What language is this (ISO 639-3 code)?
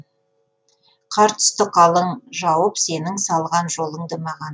kaz